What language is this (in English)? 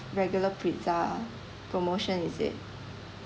English